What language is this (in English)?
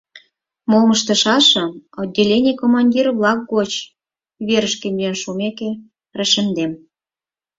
Mari